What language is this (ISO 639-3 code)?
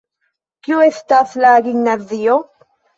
epo